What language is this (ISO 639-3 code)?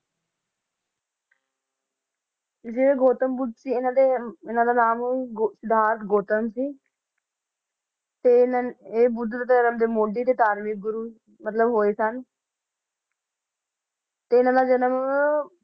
pan